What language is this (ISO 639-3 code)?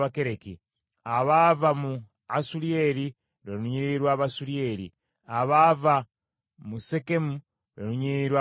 lug